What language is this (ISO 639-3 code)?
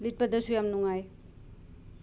mni